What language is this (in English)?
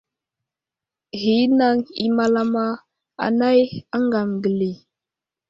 Wuzlam